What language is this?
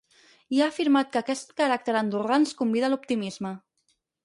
Catalan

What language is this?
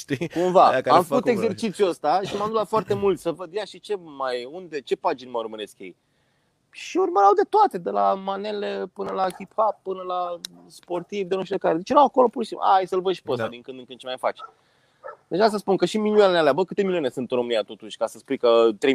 Romanian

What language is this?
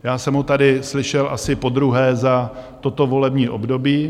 Czech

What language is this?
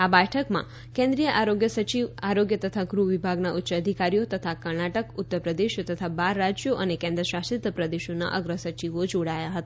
Gujarati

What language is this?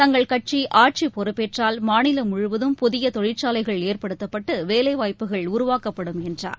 Tamil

